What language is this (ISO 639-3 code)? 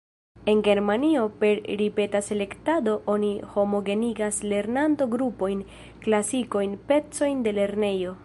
epo